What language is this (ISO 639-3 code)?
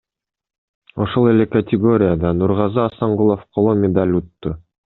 kir